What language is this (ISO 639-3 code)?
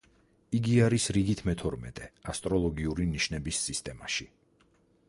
kat